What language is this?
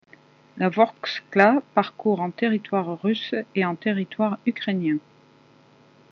French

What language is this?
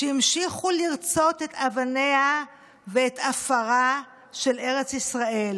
Hebrew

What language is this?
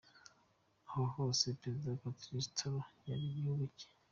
Kinyarwanda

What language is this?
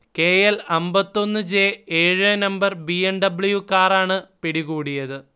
Malayalam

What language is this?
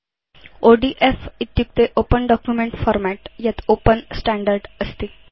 Sanskrit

